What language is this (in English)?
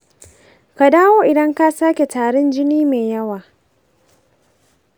Hausa